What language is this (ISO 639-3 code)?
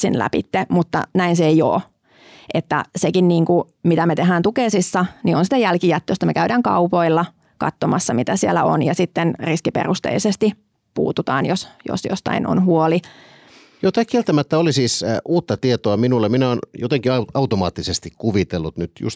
fin